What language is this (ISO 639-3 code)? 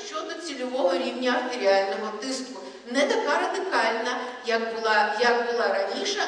ukr